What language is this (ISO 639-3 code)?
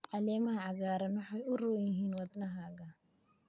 som